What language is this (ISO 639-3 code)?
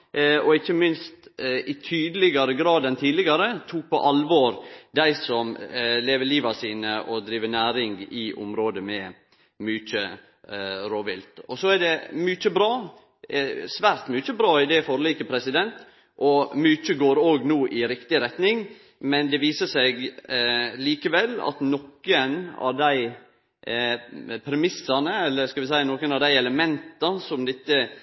nno